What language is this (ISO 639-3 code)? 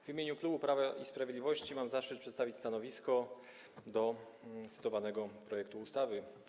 pol